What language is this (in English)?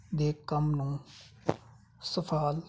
Punjabi